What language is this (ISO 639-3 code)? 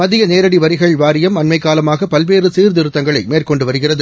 tam